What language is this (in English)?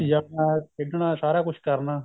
Punjabi